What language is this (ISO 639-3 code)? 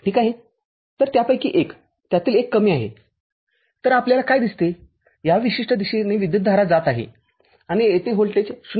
mar